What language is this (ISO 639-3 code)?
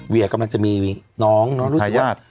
tha